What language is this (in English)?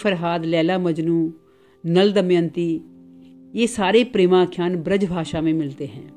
Hindi